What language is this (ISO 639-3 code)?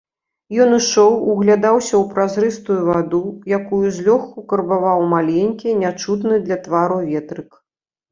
bel